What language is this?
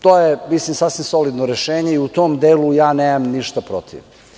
Serbian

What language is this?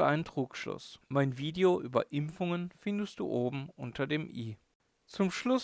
German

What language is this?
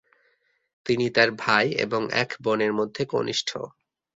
Bangla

